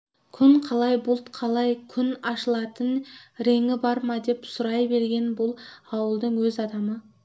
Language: Kazakh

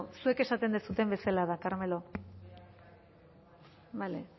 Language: Basque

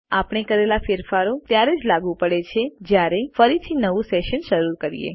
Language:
Gujarati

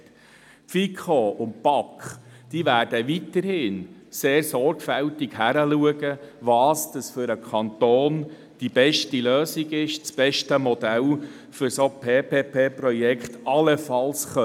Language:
Swiss German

